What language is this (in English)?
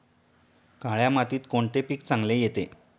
Marathi